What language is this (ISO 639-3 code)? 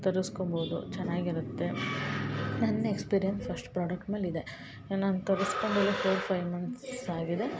kan